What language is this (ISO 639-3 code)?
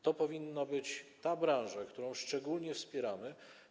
pol